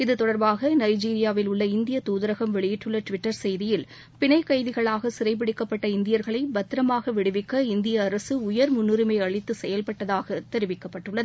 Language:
Tamil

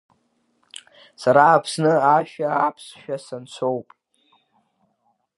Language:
Abkhazian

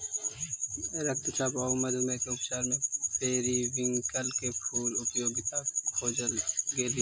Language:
Magahi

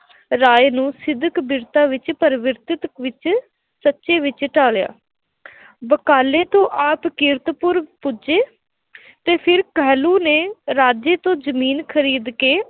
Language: Punjabi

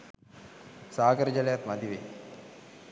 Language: Sinhala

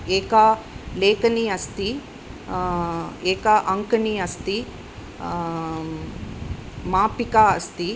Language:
Sanskrit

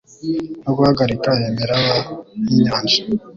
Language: Kinyarwanda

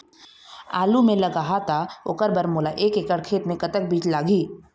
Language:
Chhattisgarhi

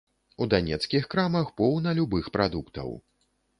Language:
Belarusian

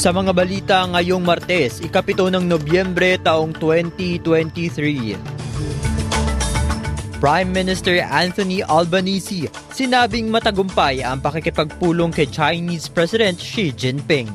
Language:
Filipino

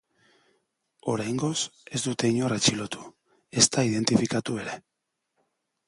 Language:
Basque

